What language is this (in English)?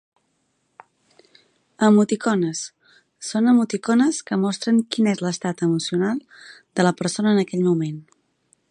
Catalan